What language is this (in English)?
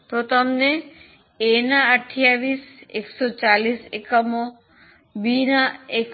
Gujarati